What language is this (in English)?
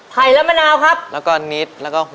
Thai